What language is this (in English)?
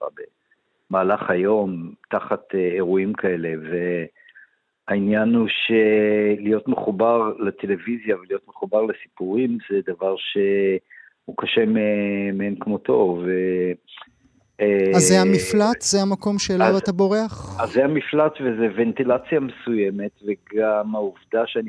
Hebrew